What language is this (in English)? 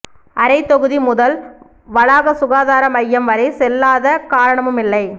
Tamil